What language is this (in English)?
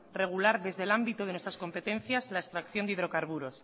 Spanish